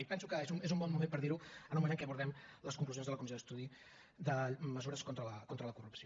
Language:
Catalan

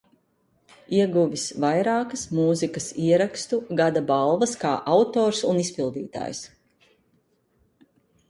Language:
Latvian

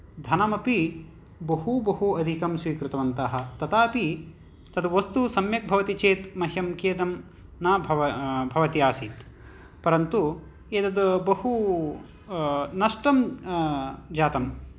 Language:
Sanskrit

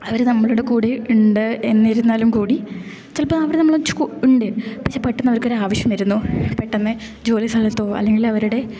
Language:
Malayalam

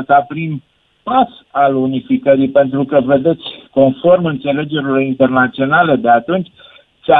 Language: Romanian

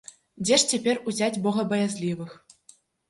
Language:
Belarusian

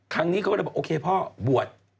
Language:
Thai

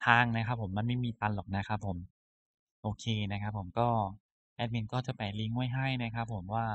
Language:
Thai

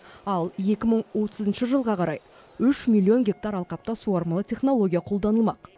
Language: Kazakh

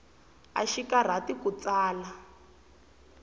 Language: Tsonga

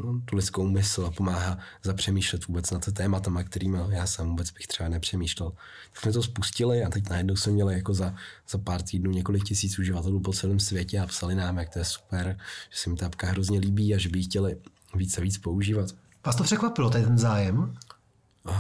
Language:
Czech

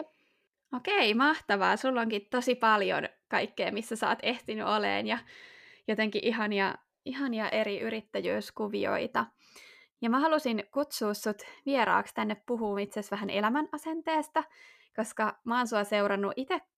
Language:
Finnish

